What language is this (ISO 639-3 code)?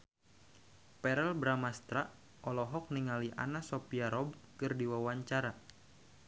sun